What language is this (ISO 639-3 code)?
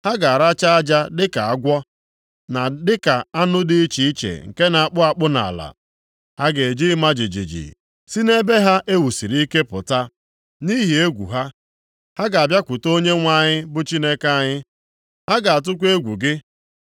ibo